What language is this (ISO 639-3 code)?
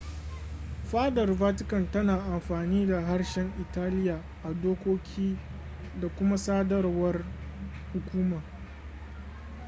hau